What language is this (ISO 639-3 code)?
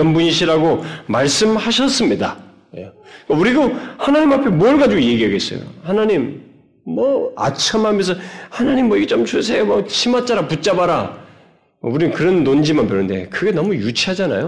kor